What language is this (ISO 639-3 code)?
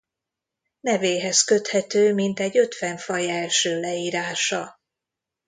hun